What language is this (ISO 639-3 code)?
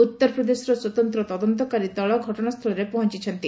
ori